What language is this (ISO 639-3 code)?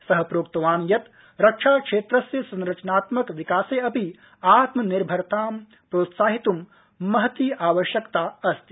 san